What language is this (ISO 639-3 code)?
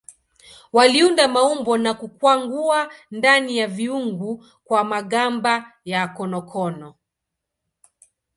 swa